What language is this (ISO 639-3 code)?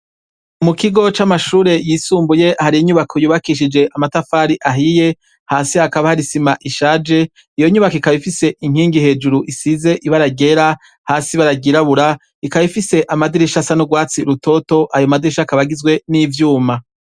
run